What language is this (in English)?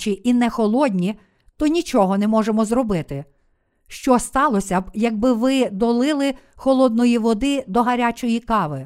Ukrainian